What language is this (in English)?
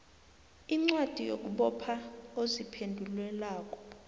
South Ndebele